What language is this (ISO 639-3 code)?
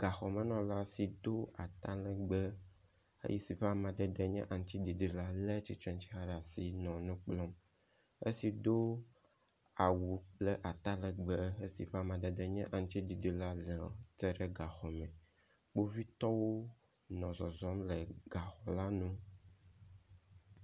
ewe